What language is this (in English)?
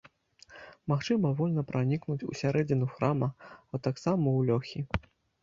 Belarusian